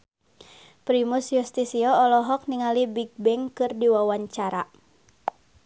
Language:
Sundanese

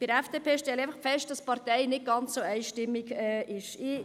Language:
Swiss German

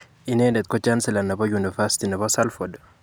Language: Kalenjin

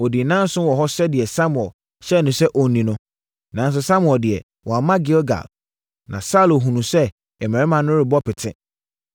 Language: Akan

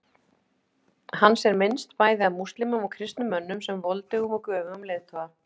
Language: Icelandic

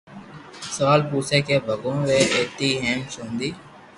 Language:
Loarki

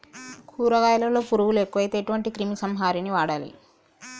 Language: Telugu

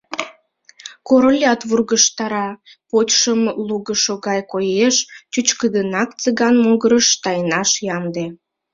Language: Mari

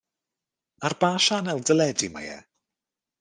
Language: Welsh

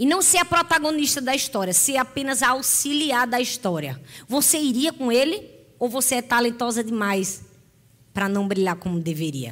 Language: Portuguese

